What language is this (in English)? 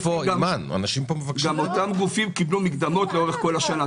Hebrew